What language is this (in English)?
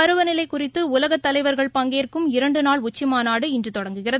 Tamil